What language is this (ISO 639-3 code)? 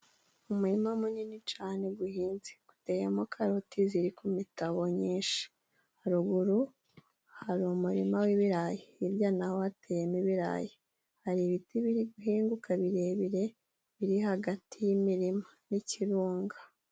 kin